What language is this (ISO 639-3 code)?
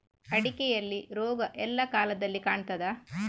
kan